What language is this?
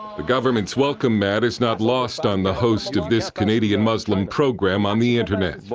English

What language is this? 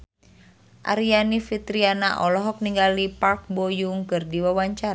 Sundanese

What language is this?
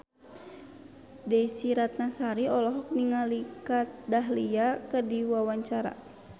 Sundanese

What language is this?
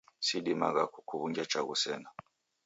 Taita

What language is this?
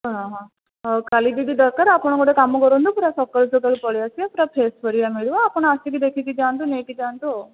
Odia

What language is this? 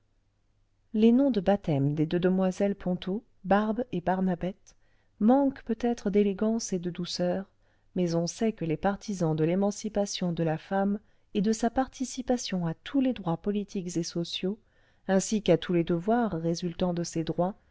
French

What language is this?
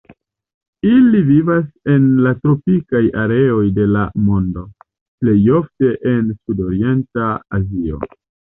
Esperanto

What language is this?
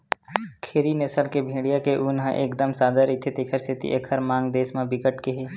Chhattisgarhi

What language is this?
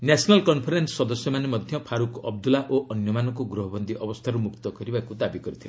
Odia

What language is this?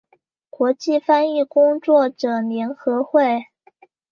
Chinese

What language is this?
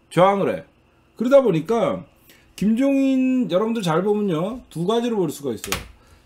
Korean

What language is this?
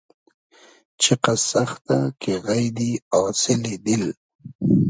Hazaragi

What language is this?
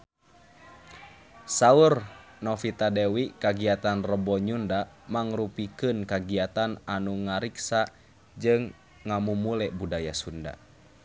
Sundanese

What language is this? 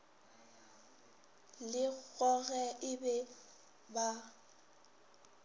Northern Sotho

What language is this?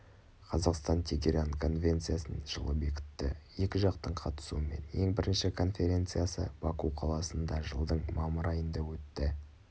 Kazakh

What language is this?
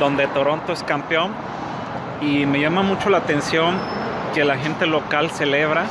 Spanish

